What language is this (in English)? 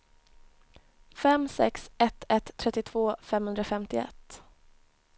Swedish